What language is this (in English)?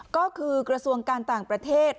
Thai